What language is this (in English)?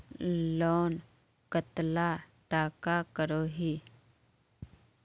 Magahi